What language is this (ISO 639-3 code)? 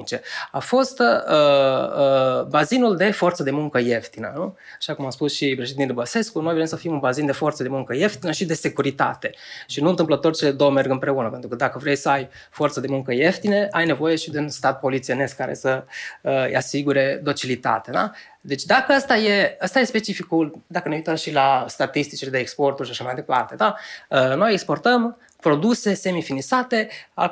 ron